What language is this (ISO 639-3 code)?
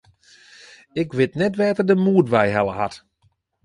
fry